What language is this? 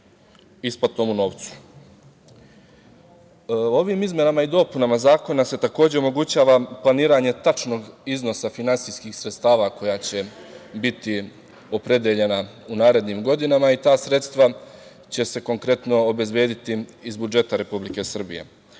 Serbian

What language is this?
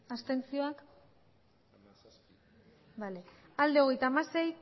Basque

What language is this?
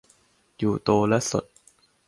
Thai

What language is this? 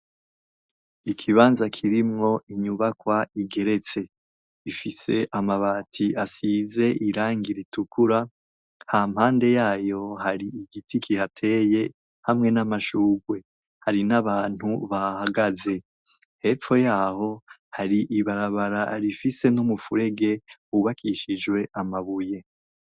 Rundi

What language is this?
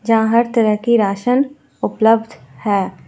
Hindi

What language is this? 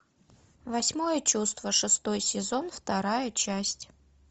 Russian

